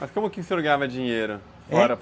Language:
Portuguese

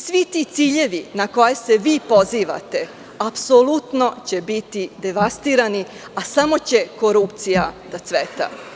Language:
Serbian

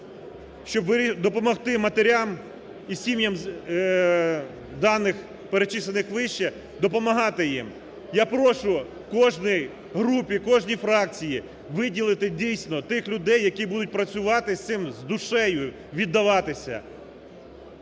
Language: Ukrainian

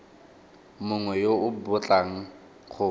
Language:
Tswana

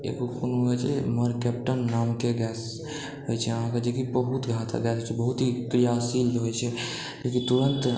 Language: Maithili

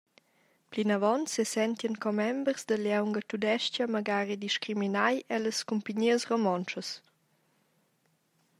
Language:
Romansh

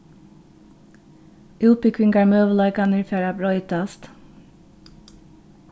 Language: Faroese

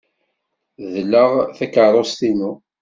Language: Kabyle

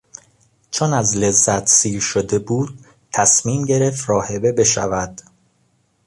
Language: Persian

